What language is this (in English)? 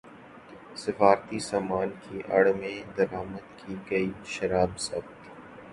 Urdu